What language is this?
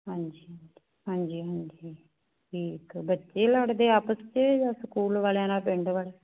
Punjabi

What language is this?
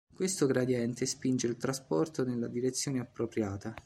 Italian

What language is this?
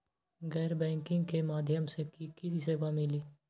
Magahi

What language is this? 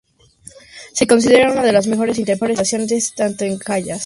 Spanish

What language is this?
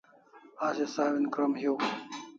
Kalasha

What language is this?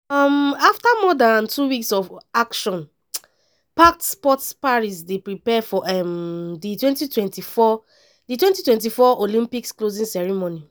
Nigerian Pidgin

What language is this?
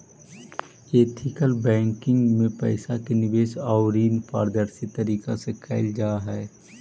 Magahi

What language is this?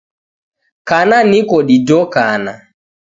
Taita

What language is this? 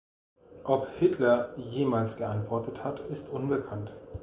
German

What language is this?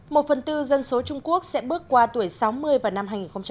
Vietnamese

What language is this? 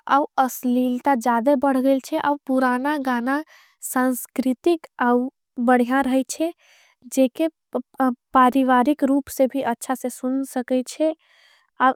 Angika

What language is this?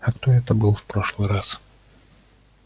Russian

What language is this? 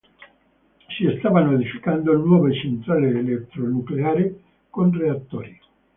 Italian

